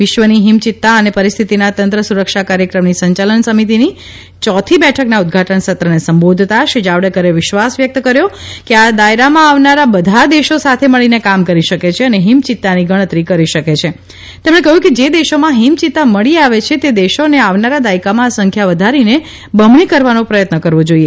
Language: Gujarati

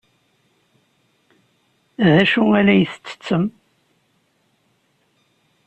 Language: Kabyle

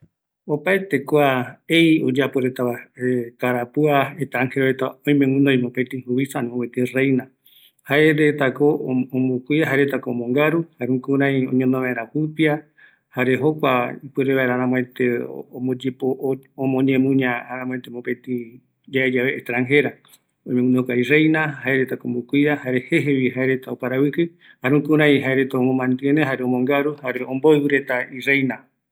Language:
Eastern Bolivian Guaraní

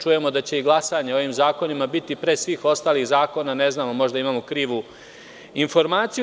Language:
Serbian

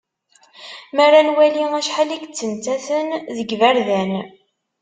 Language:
Kabyle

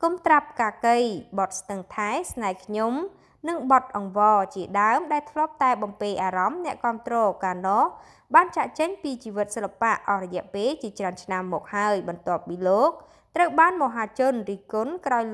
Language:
Vietnamese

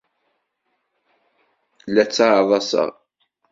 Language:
Kabyle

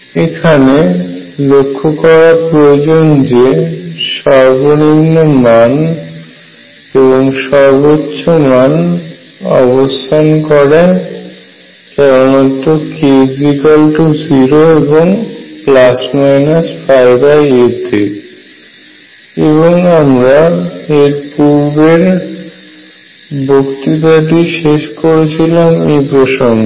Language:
Bangla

